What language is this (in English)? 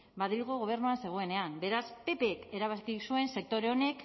Basque